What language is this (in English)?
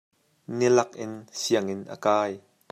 Hakha Chin